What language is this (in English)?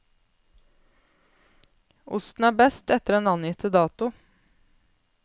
Norwegian